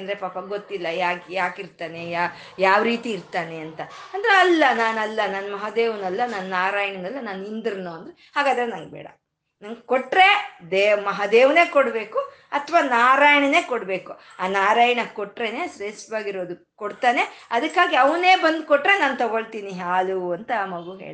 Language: Kannada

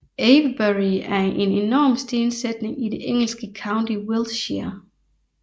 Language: Danish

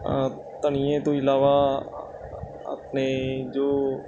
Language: Punjabi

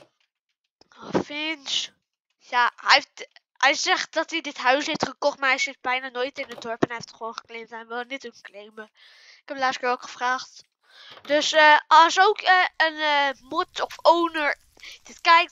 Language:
Dutch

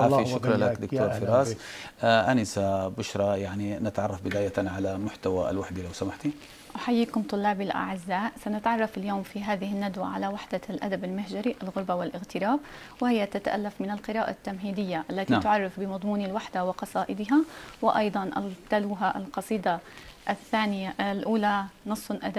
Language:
Arabic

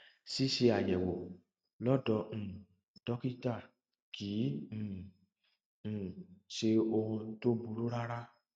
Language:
Yoruba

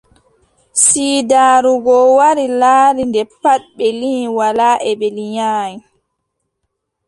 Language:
Adamawa Fulfulde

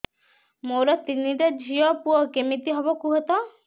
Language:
Odia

